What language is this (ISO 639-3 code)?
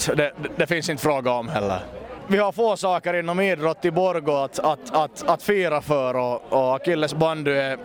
swe